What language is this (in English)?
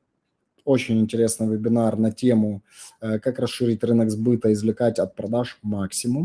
Russian